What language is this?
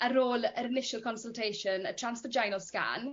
Welsh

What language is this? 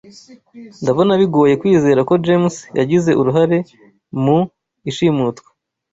Kinyarwanda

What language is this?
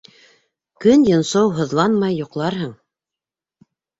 Bashkir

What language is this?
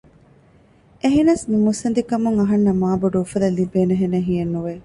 Divehi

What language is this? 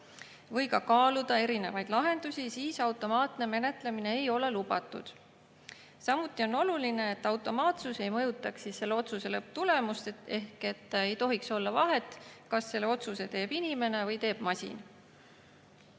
Estonian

